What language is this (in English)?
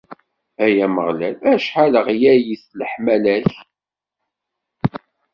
Kabyle